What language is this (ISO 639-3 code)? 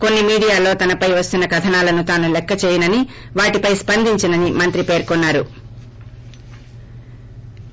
tel